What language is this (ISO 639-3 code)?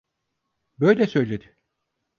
tur